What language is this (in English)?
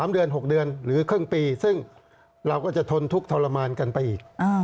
Thai